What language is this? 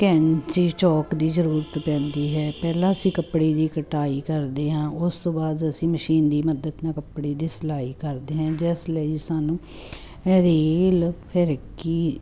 Punjabi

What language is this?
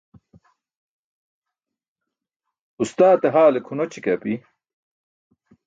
Burushaski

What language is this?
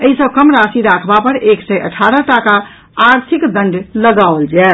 Maithili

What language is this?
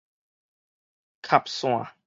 Min Nan Chinese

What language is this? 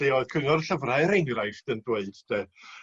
Welsh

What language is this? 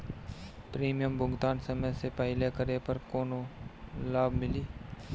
Bhojpuri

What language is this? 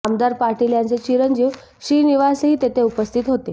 Marathi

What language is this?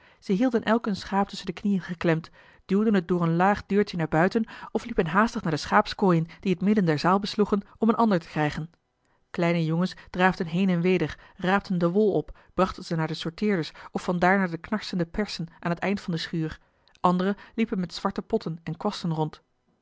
Dutch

